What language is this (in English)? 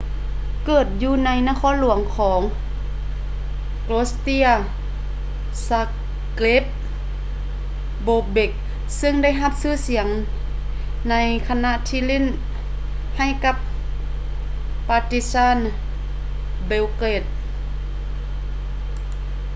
Lao